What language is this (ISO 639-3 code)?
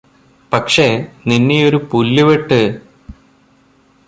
mal